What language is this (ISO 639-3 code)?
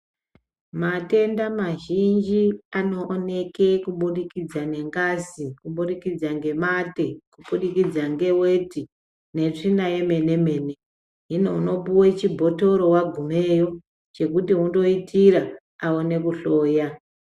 ndc